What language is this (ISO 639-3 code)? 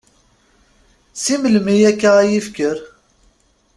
kab